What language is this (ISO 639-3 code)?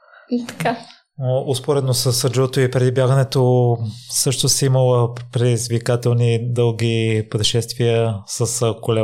bul